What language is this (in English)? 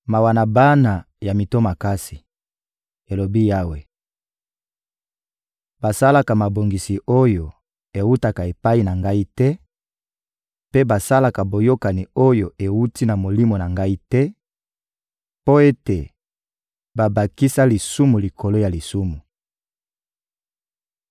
Lingala